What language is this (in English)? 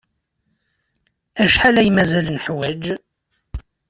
Kabyle